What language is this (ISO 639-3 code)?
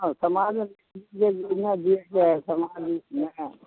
mai